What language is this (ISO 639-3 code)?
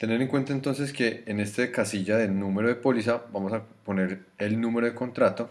spa